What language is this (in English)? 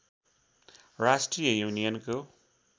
Nepali